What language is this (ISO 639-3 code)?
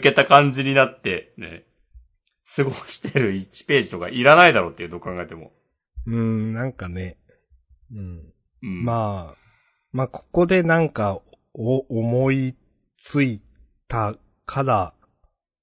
jpn